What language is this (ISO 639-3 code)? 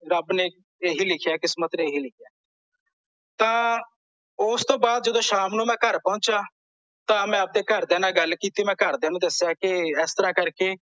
pan